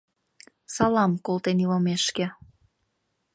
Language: Mari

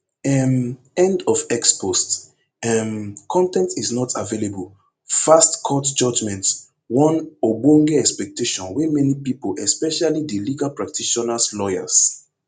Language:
Nigerian Pidgin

